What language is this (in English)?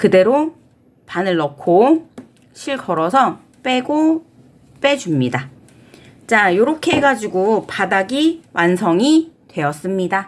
Korean